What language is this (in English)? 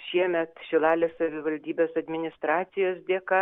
Lithuanian